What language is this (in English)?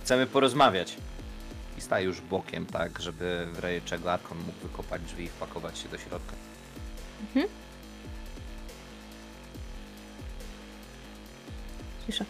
Polish